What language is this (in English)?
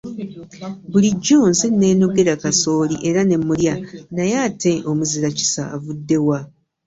Ganda